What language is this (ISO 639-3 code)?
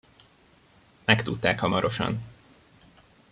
hun